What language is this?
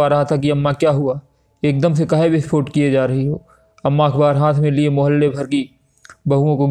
Hindi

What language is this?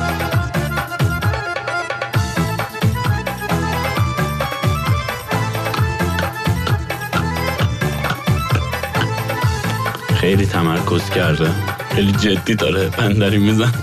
Persian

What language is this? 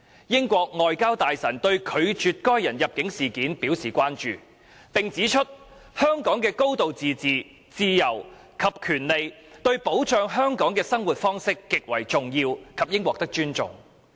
Cantonese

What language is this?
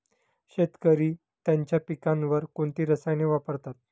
Marathi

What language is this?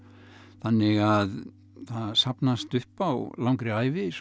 Icelandic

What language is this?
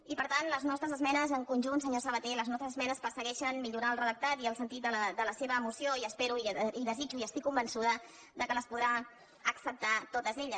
Catalan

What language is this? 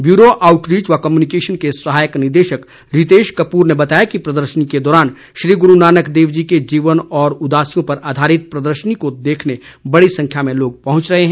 Hindi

